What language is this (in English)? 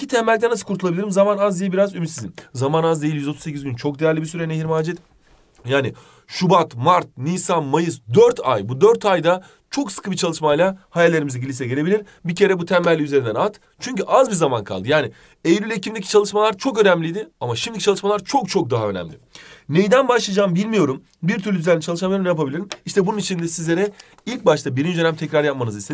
Turkish